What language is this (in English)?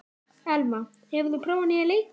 Icelandic